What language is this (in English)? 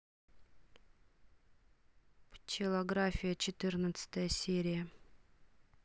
Russian